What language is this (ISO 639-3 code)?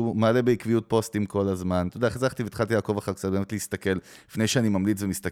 heb